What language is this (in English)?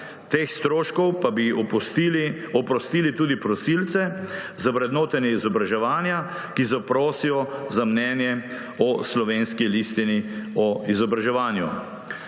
Slovenian